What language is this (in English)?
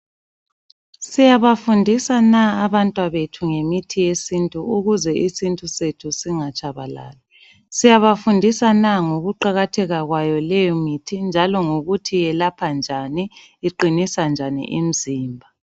North Ndebele